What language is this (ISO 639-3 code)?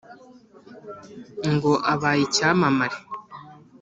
kin